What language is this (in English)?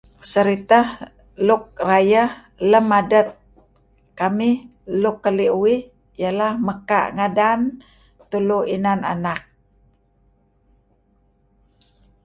Kelabit